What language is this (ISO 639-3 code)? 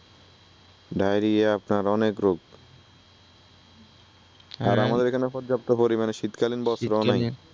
ben